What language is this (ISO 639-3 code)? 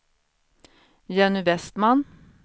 swe